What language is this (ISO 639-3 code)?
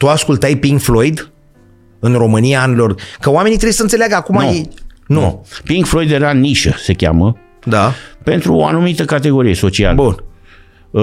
ron